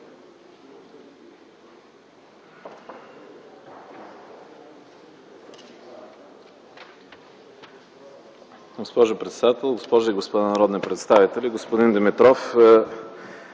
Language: Bulgarian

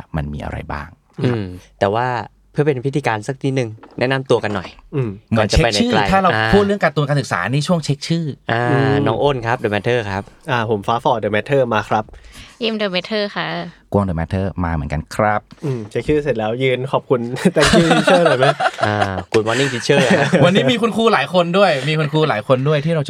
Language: Thai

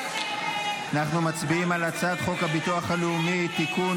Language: Hebrew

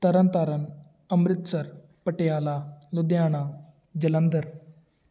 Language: Punjabi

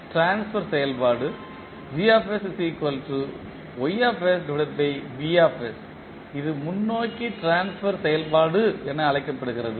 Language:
Tamil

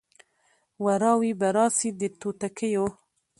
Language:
Pashto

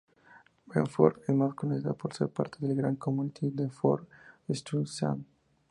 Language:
Spanish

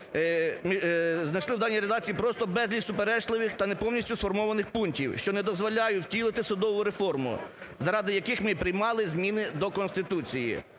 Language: Ukrainian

